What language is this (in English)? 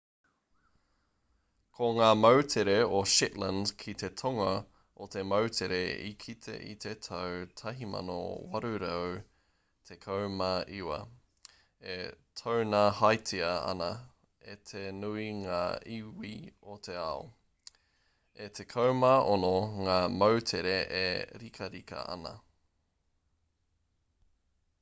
Māori